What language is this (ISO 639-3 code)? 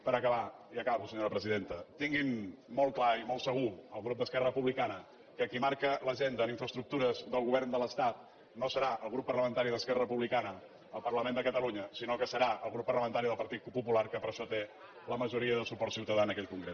cat